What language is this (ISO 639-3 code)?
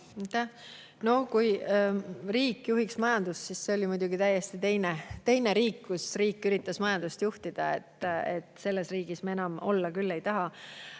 est